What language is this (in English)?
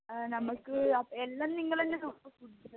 Malayalam